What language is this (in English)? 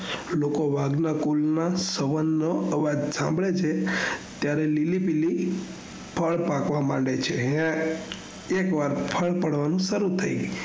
Gujarati